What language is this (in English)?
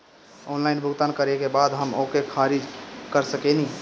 Bhojpuri